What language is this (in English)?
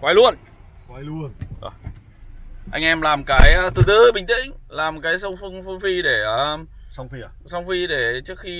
Vietnamese